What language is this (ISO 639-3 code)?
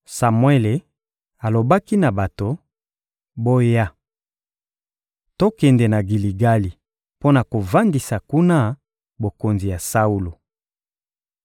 lin